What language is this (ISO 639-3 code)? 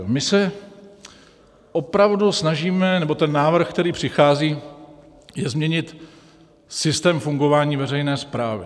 ces